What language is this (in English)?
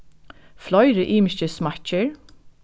Faroese